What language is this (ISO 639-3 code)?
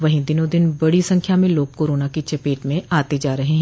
hin